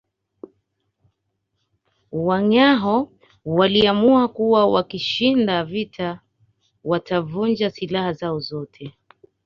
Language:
Swahili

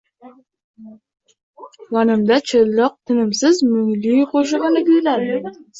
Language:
Uzbek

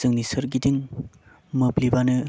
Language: Bodo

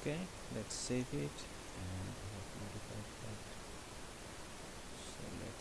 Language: English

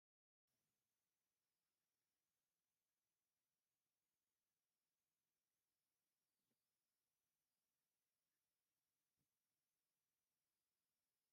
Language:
Tigrinya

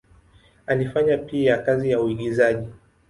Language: Swahili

